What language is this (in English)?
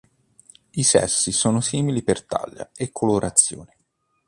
Italian